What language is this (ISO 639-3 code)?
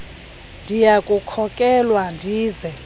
xho